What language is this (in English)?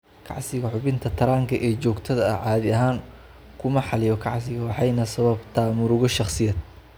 Somali